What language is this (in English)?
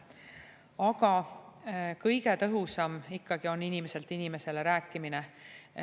Estonian